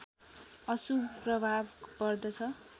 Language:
Nepali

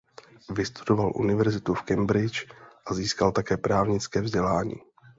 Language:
Czech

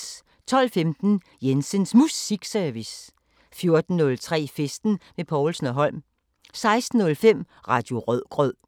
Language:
Danish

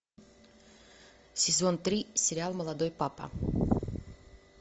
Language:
Russian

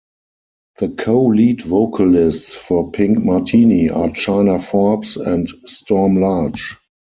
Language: English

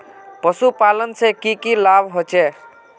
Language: Magahi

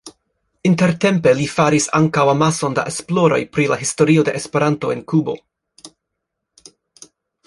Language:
Esperanto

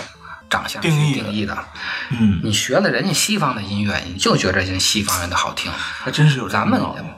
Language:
Chinese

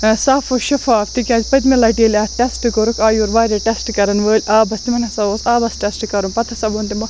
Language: Kashmiri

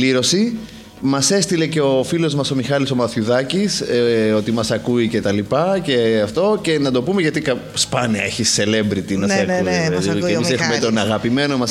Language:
Greek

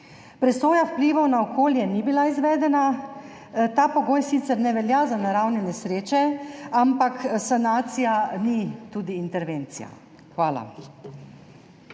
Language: Slovenian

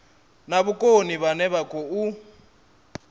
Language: Venda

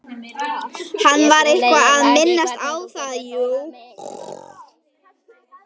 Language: Icelandic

